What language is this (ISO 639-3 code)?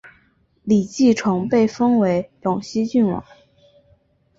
zho